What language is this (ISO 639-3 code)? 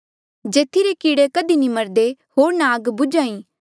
mjl